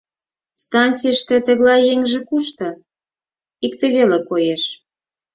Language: Mari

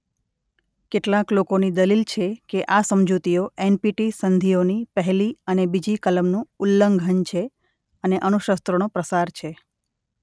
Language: Gujarati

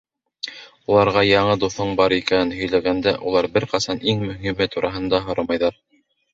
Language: Bashkir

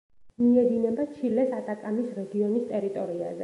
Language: Georgian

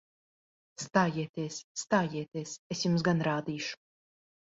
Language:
Latvian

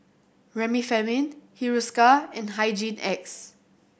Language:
English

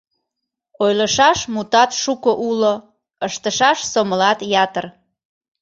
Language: Mari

